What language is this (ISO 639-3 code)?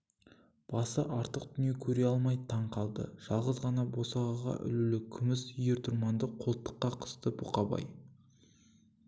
kaz